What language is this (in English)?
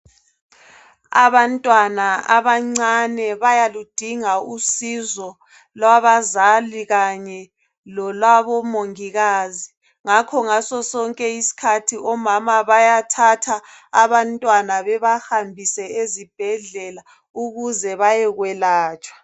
North Ndebele